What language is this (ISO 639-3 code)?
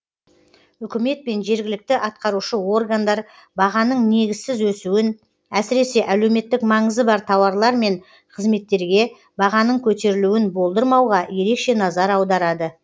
kaz